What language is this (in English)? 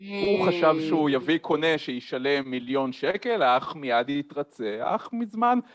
Hebrew